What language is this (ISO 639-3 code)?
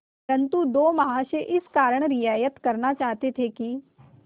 hin